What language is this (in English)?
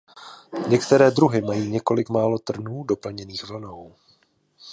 Czech